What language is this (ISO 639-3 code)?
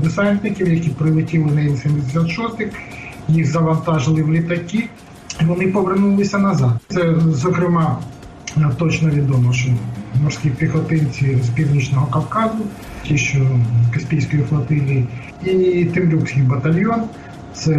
ukr